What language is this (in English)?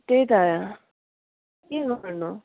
Nepali